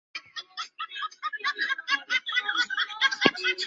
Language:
Chinese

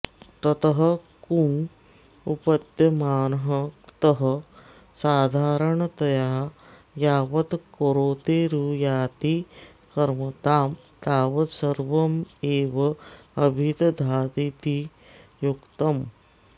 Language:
Sanskrit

